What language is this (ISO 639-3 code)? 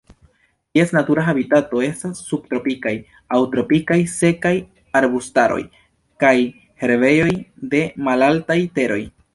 epo